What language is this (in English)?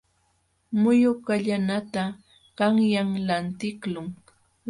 Jauja Wanca Quechua